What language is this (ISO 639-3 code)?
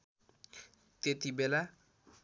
nep